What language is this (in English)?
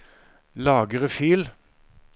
Norwegian